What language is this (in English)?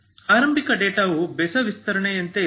Kannada